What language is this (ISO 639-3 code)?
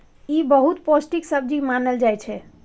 mai